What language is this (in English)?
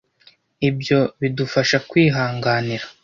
Kinyarwanda